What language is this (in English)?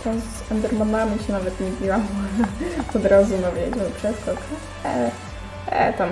Polish